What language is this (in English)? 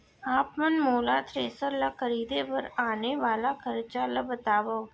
Chhattisgarhi